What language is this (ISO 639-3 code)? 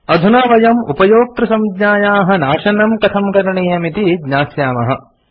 san